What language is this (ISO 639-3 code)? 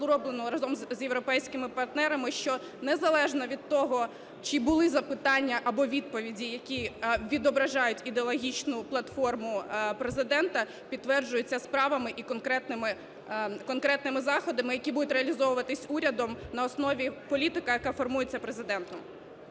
ukr